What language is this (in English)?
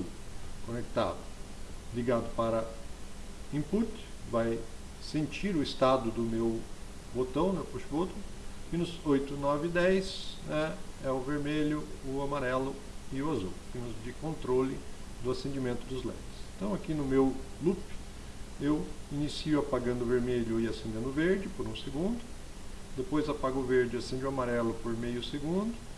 Portuguese